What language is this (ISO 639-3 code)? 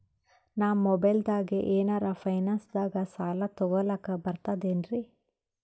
kan